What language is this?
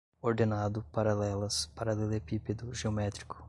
Portuguese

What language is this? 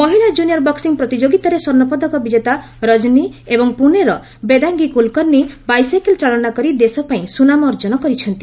Odia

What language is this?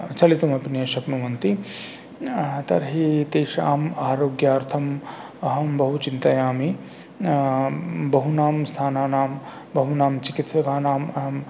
Sanskrit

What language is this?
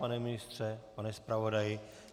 Czech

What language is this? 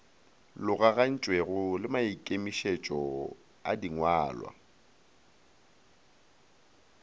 Northern Sotho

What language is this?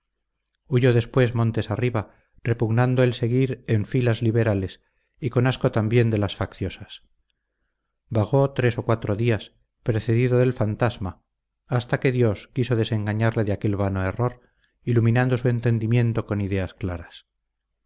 Spanish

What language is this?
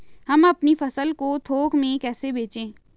Hindi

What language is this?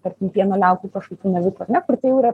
Lithuanian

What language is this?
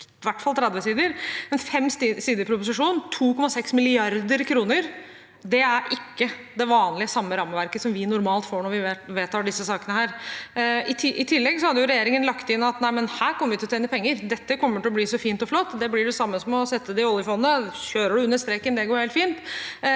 Norwegian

